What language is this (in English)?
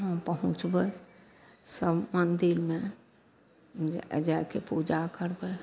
Maithili